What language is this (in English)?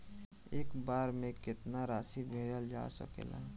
Bhojpuri